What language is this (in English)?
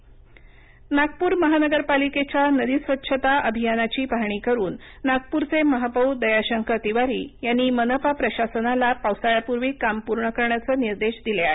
Marathi